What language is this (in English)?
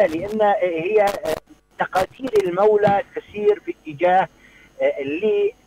Arabic